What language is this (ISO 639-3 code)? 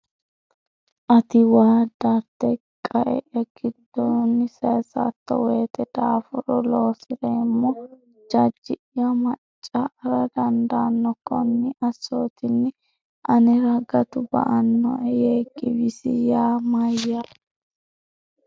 sid